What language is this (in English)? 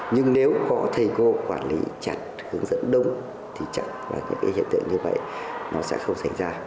Vietnamese